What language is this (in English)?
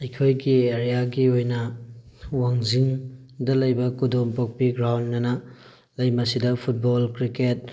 Manipuri